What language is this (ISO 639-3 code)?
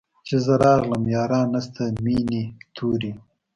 pus